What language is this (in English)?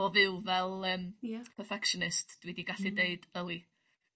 Welsh